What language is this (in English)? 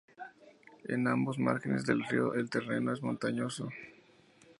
Spanish